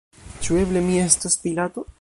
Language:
Esperanto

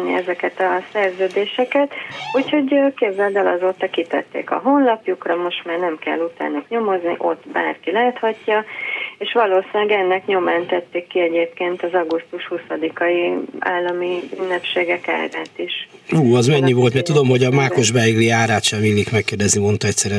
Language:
Hungarian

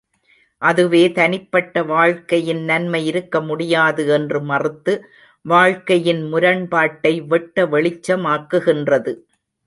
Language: Tamil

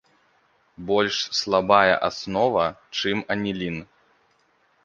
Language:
Belarusian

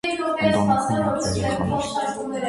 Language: Armenian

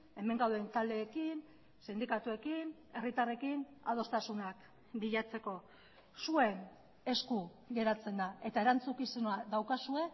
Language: Basque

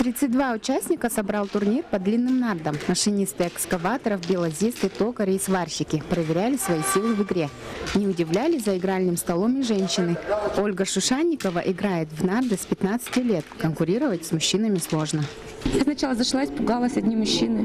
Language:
Russian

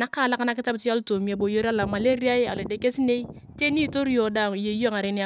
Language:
Turkana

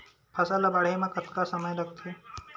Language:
Chhattisgarhi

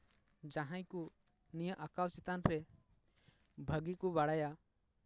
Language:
Santali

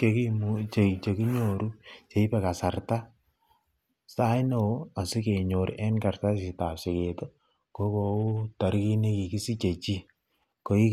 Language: Kalenjin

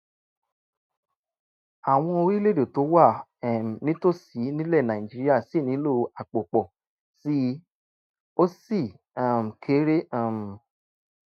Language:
Yoruba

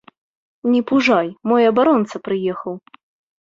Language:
Belarusian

